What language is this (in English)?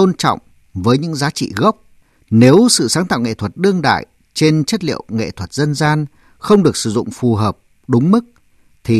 Vietnamese